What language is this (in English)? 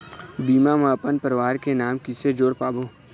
Chhattisgarhi